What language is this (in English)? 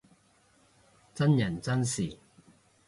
Cantonese